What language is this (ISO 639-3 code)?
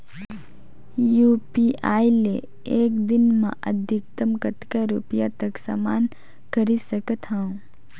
hne